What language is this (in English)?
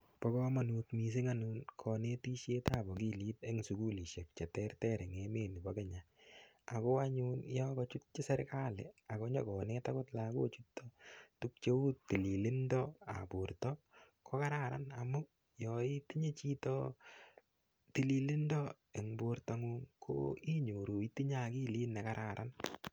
Kalenjin